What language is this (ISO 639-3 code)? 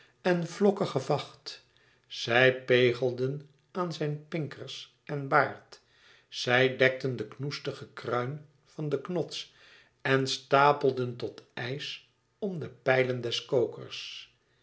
nld